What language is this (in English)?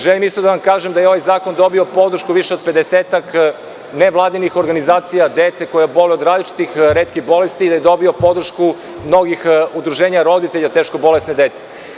Serbian